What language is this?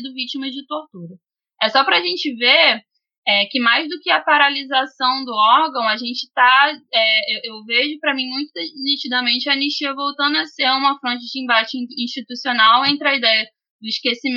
Portuguese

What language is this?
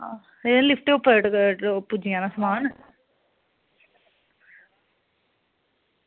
Dogri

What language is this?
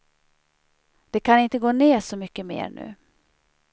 Swedish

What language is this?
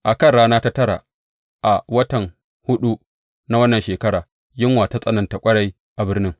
Hausa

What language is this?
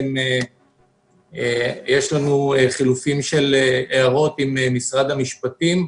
Hebrew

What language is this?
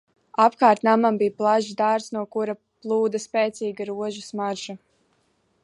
Latvian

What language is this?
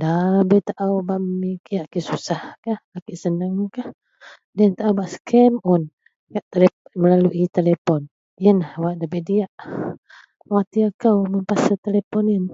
Central Melanau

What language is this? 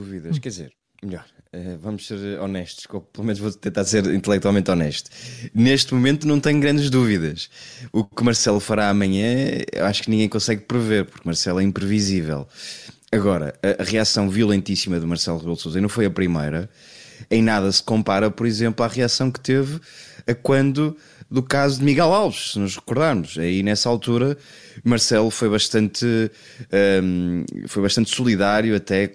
Portuguese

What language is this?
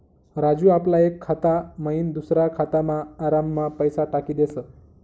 Marathi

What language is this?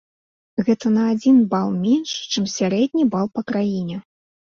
Belarusian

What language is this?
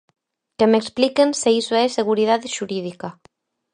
Galician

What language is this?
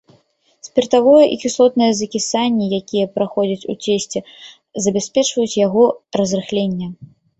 Belarusian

